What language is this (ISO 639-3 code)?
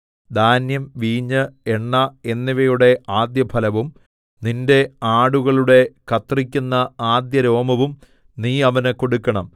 mal